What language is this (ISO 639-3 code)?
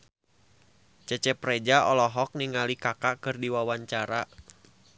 sun